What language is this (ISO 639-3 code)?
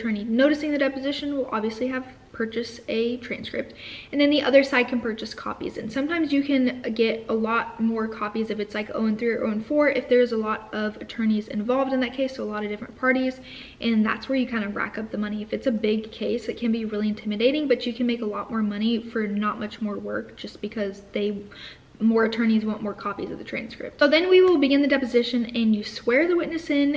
eng